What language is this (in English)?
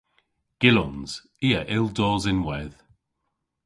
Cornish